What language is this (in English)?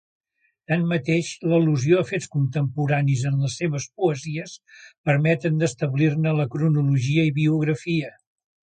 Catalan